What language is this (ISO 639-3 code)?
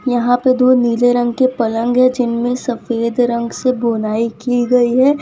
hin